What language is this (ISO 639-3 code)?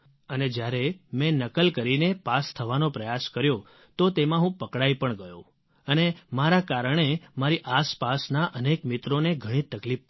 guj